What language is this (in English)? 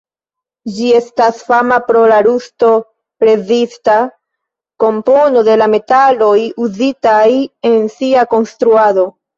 Esperanto